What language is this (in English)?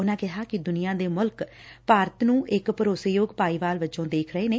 Punjabi